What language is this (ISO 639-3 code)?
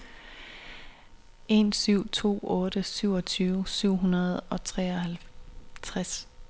dan